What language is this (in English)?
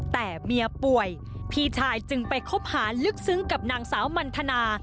Thai